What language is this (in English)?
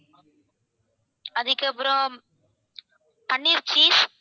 Tamil